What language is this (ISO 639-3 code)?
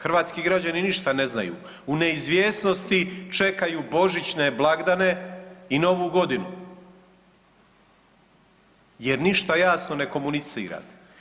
hrv